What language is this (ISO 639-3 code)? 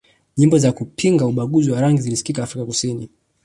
swa